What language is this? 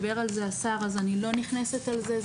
Hebrew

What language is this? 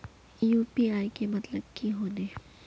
Magahi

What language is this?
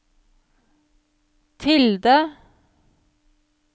Norwegian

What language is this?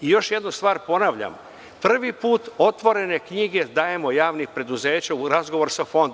Serbian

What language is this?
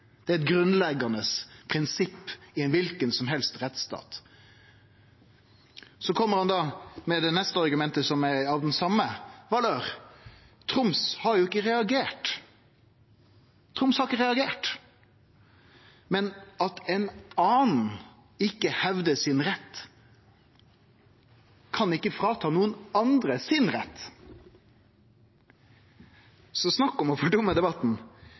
Norwegian Nynorsk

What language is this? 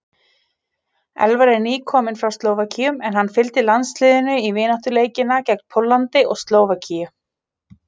Icelandic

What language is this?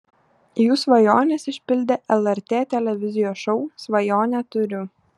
Lithuanian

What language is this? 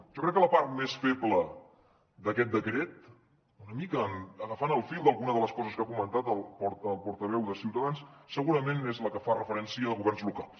Catalan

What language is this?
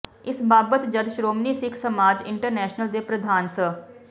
Punjabi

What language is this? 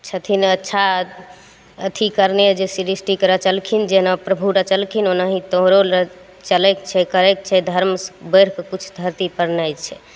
Maithili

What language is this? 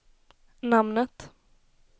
Swedish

